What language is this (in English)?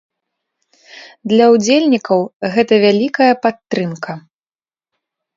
Belarusian